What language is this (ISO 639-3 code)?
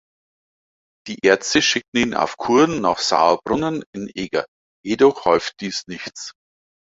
deu